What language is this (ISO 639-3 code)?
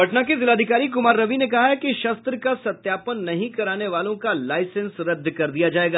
hin